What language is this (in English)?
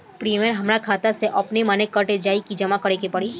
Bhojpuri